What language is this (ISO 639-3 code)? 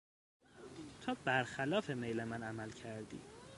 fas